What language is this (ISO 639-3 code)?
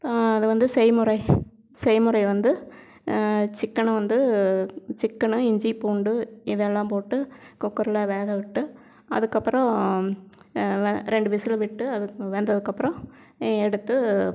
tam